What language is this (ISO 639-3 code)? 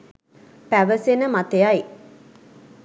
sin